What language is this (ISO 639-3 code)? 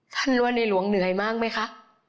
tha